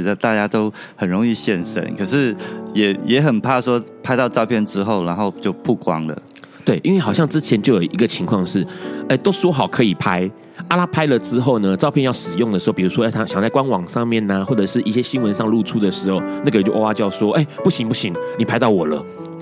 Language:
Chinese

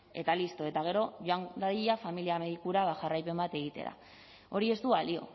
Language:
Basque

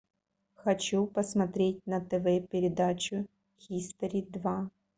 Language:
Russian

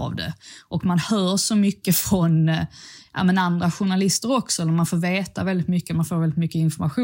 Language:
Swedish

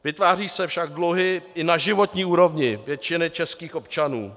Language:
Czech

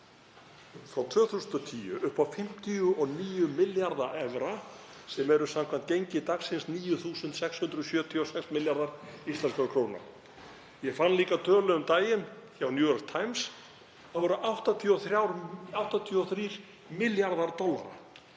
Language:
Icelandic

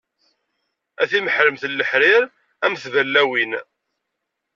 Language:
Kabyle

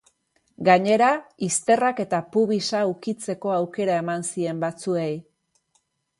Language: Basque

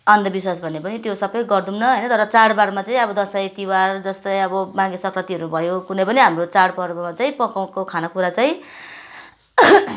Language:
Nepali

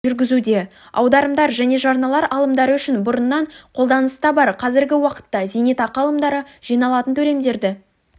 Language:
Kazakh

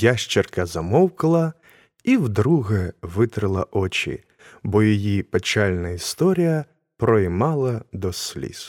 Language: Ukrainian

